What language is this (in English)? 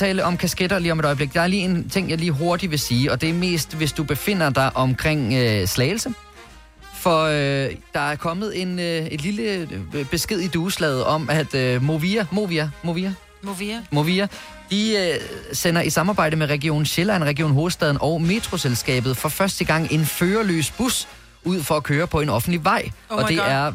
Danish